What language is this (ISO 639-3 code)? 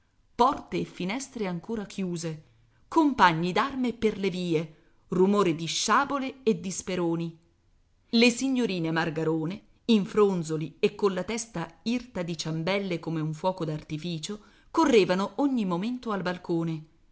ita